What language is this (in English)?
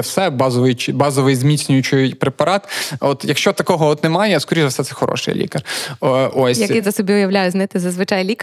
Ukrainian